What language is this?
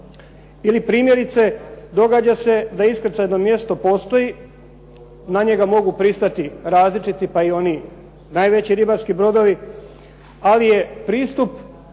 Croatian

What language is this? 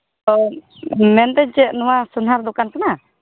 Santali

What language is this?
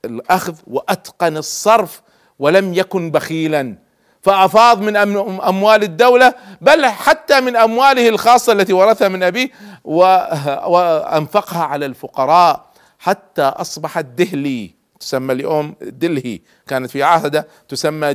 Arabic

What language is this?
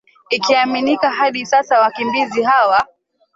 Swahili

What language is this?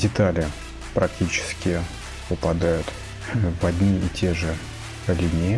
Russian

